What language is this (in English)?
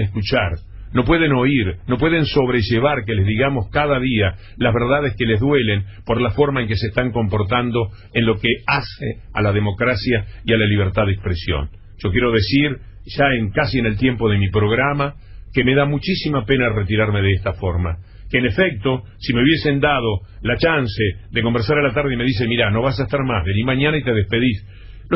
Spanish